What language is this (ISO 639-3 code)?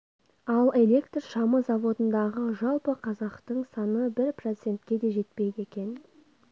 kaz